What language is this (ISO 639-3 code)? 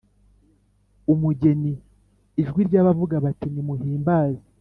kin